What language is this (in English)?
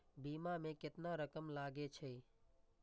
Maithili